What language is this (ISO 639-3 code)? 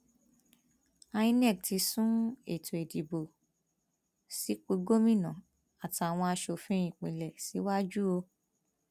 yor